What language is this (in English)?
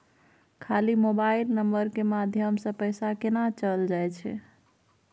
Maithili